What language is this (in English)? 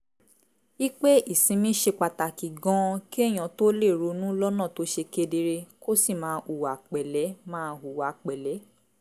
Yoruba